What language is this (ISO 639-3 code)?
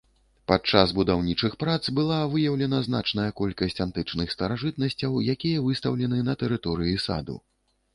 bel